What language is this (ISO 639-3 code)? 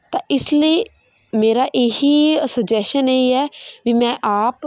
pan